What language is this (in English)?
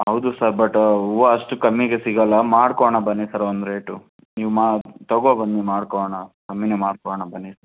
Kannada